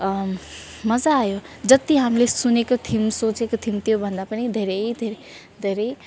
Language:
Nepali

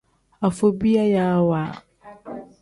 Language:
Tem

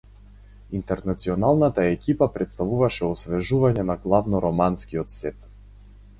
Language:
Macedonian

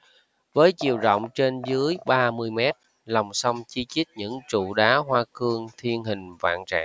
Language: Vietnamese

